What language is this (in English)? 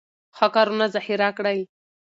Pashto